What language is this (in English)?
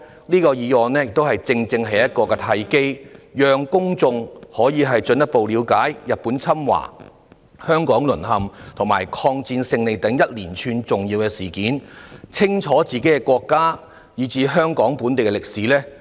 Cantonese